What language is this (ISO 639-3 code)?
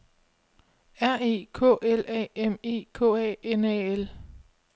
dan